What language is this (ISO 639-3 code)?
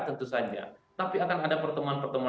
ind